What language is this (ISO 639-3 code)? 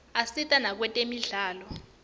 ssw